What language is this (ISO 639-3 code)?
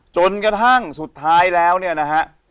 tha